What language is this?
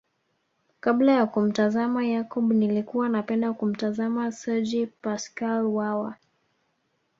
Swahili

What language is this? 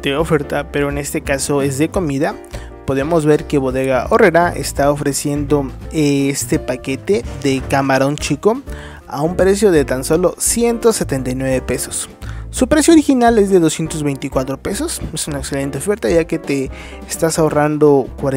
Spanish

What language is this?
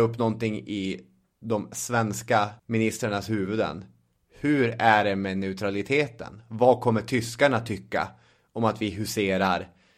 Swedish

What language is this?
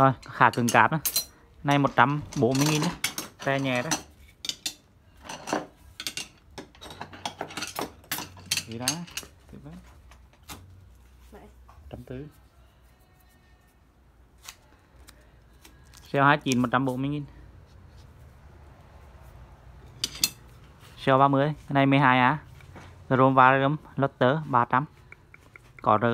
Vietnamese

